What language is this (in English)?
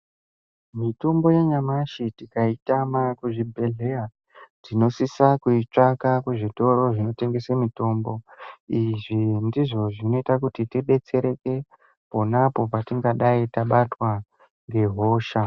Ndau